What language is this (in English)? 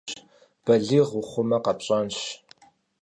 Kabardian